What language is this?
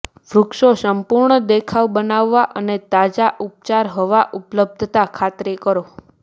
Gujarati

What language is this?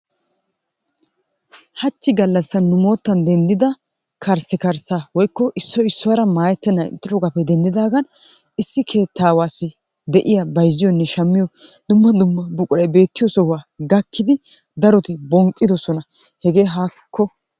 Wolaytta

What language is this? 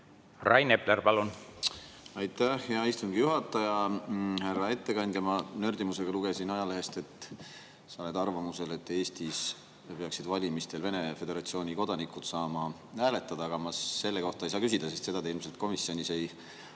Estonian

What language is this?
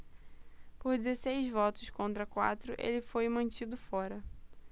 Portuguese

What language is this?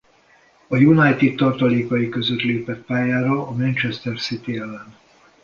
Hungarian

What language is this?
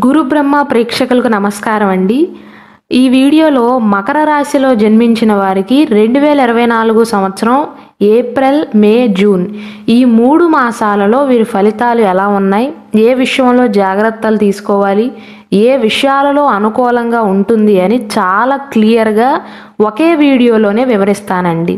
Telugu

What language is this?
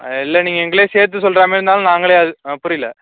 Tamil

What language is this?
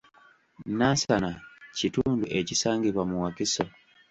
Ganda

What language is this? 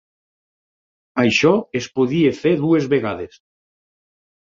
Catalan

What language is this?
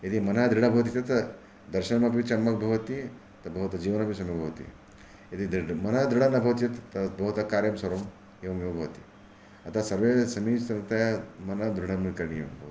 Sanskrit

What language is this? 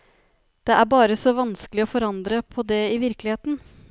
Norwegian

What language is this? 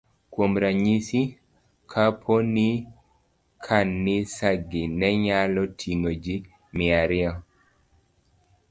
Luo (Kenya and Tanzania)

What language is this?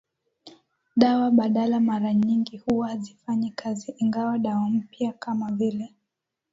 Swahili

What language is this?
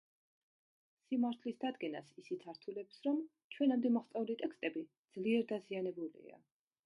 Georgian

